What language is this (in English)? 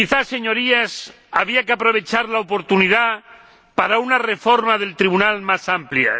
Spanish